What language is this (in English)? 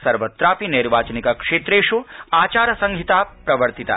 Sanskrit